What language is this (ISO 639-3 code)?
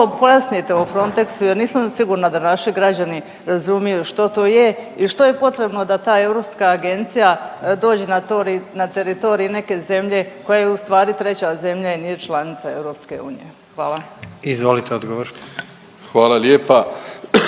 hrv